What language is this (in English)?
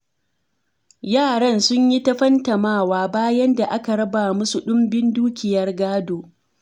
Hausa